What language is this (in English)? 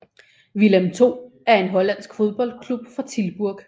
Danish